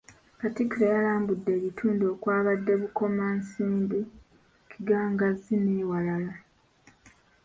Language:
Ganda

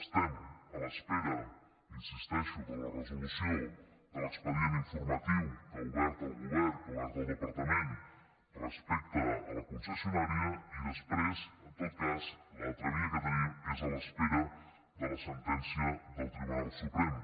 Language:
Catalan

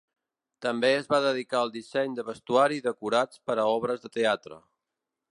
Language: Catalan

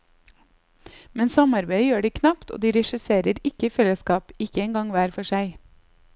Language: Norwegian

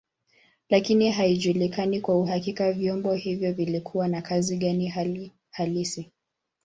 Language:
Swahili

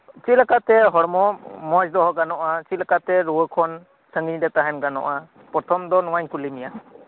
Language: Santali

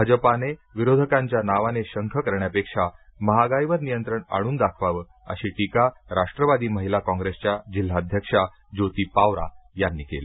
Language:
Marathi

